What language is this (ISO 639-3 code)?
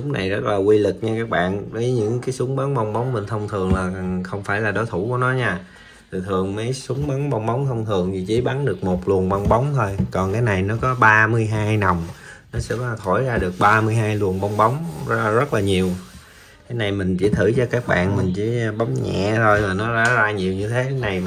vie